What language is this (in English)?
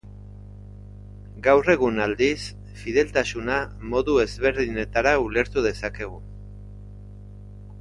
Basque